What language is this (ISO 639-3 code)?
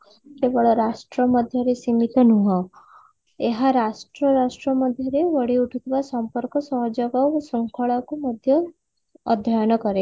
ori